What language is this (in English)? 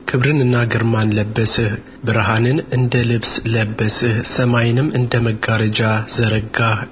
Amharic